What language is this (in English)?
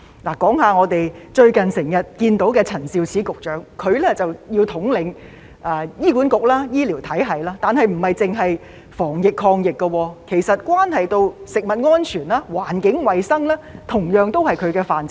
Cantonese